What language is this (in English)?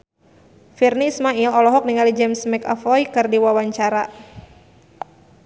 Sundanese